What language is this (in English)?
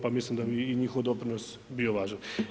Croatian